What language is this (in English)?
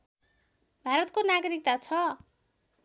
Nepali